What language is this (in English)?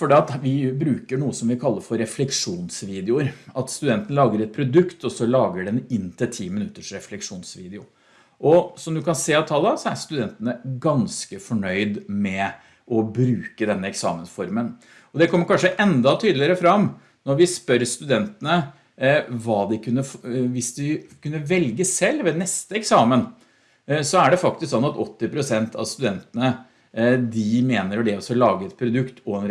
Norwegian